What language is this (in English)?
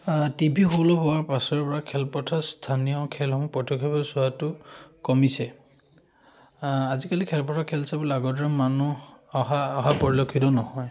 Assamese